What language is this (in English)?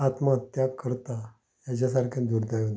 Konkani